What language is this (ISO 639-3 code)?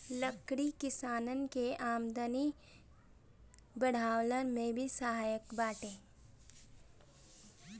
bho